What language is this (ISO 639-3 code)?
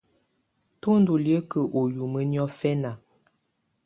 tvu